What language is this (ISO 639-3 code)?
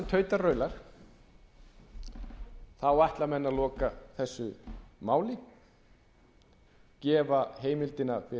isl